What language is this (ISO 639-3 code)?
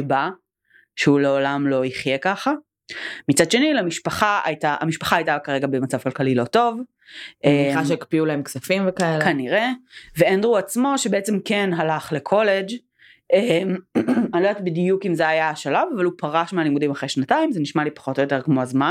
heb